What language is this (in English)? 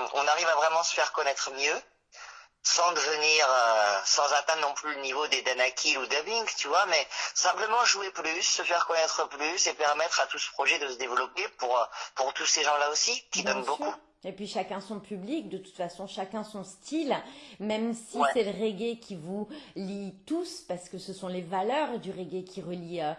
French